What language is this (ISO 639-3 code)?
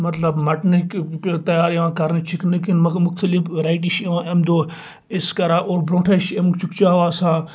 kas